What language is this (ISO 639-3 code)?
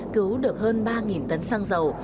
vie